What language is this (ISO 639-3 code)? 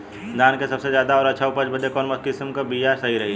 bho